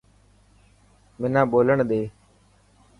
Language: Dhatki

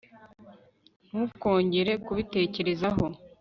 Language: Kinyarwanda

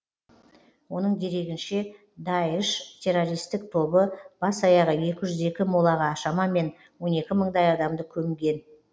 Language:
Kazakh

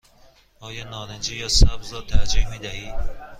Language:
Persian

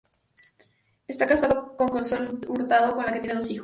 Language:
Spanish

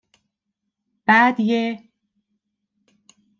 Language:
Persian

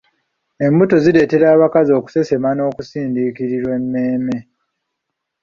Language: Ganda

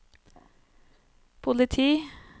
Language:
Norwegian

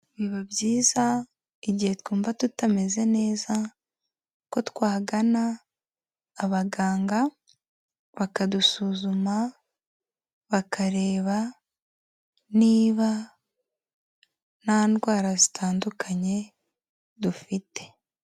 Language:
Kinyarwanda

